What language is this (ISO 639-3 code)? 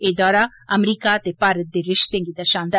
doi